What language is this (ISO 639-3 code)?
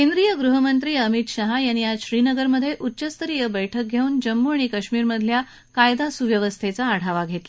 mar